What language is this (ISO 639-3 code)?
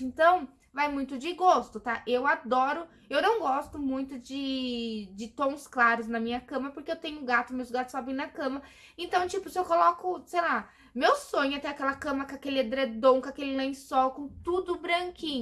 por